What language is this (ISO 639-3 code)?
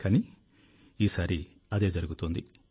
tel